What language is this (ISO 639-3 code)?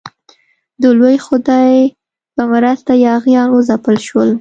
pus